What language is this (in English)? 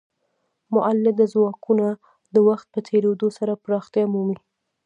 Pashto